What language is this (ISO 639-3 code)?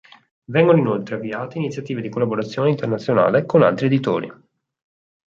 ita